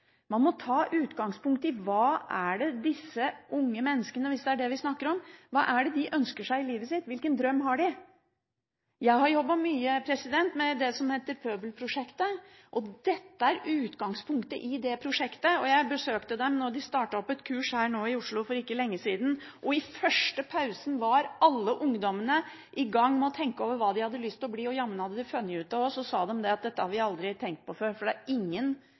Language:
Norwegian Bokmål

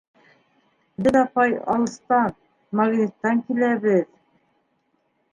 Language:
Bashkir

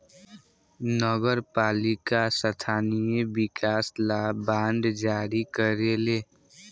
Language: Bhojpuri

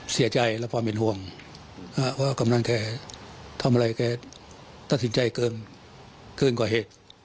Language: Thai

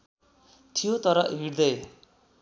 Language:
Nepali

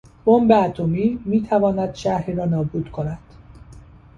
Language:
Persian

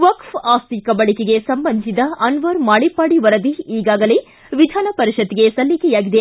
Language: Kannada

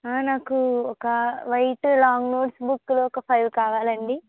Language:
Telugu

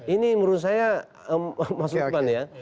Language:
Indonesian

